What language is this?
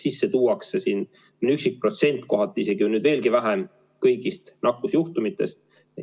Estonian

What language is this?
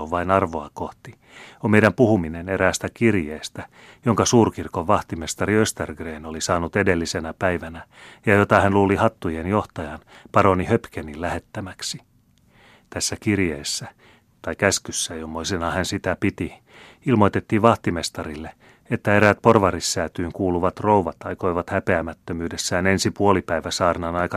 Finnish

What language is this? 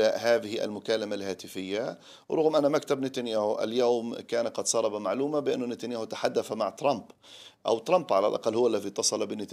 Arabic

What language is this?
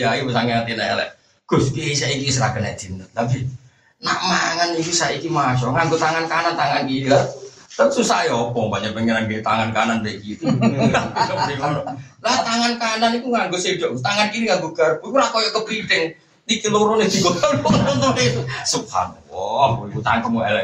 Malay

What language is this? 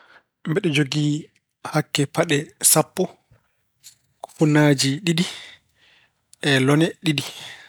Fula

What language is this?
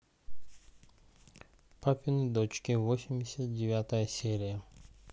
Russian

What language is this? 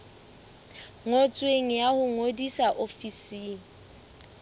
Southern Sotho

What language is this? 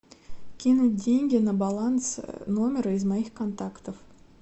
Russian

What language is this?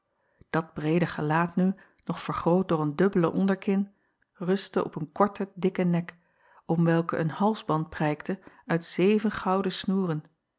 Dutch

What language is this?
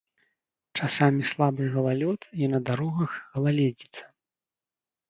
Belarusian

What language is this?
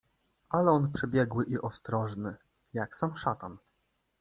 Polish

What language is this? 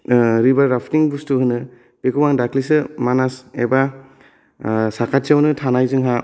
Bodo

